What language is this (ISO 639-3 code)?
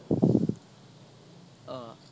asm